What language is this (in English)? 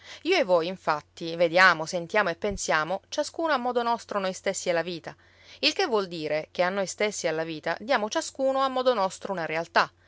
Italian